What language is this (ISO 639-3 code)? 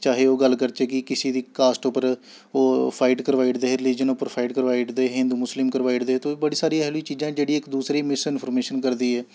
doi